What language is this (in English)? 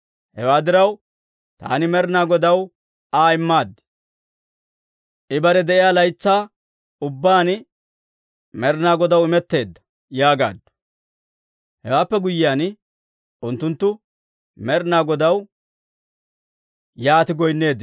Dawro